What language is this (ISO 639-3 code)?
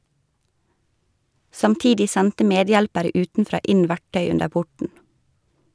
nor